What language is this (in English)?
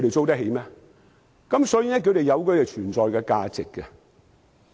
Cantonese